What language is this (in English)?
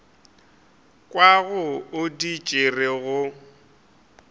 Northern Sotho